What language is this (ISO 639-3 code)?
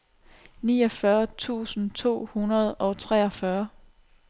dan